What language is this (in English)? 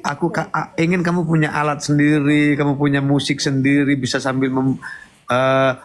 Indonesian